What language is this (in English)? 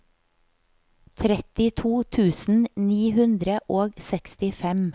Norwegian